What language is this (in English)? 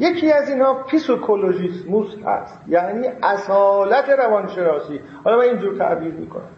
Persian